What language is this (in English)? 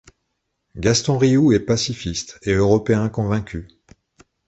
French